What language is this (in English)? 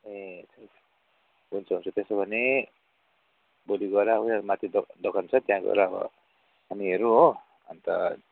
Nepali